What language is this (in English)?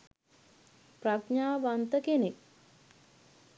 Sinhala